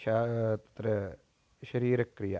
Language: Sanskrit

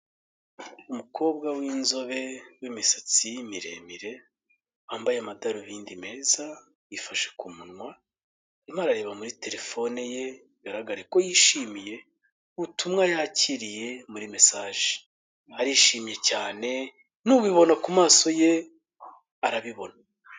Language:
Kinyarwanda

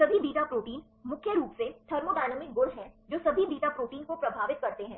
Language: Hindi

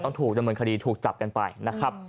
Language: Thai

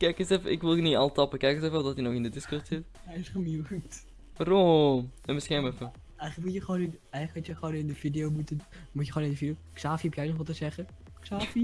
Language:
Dutch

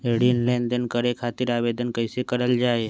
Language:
Magahi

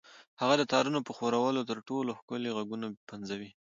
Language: Pashto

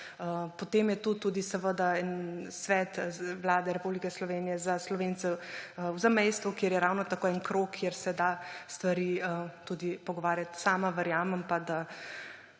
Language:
Slovenian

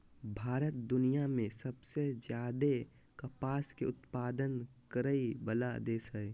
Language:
Magahi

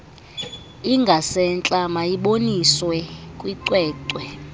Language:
Xhosa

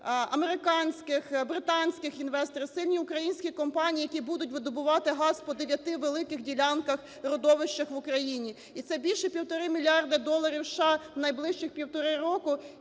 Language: Ukrainian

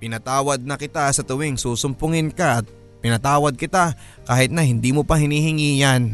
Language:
Filipino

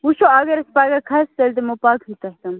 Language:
Kashmiri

